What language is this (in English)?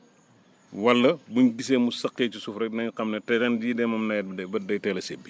Wolof